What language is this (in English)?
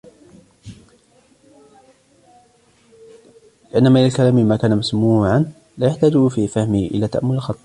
Arabic